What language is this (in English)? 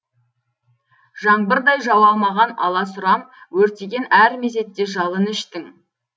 Kazakh